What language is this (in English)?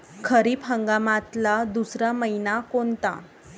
Marathi